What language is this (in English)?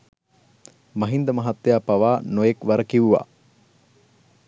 Sinhala